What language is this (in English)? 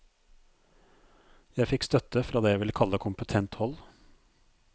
Norwegian